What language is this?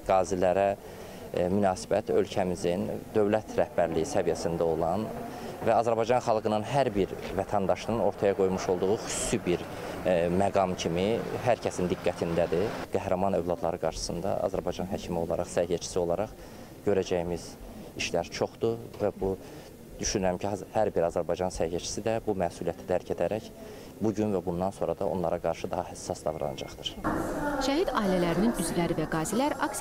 Turkish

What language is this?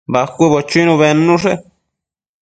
Matsés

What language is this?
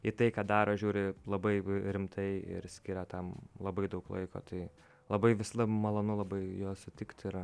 Lithuanian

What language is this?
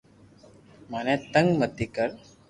Loarki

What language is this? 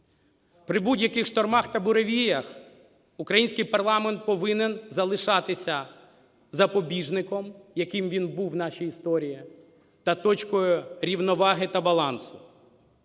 Ukrainian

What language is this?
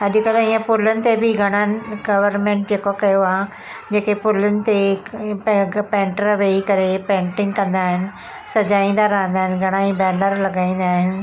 Sindhi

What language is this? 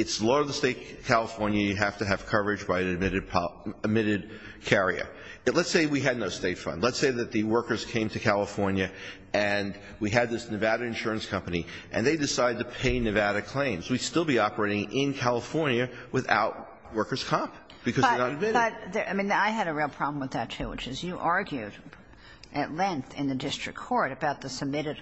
English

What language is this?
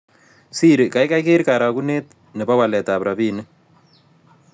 Kalenjin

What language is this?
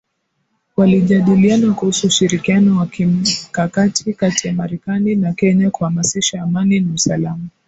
Swahili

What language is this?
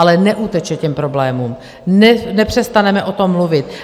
Czech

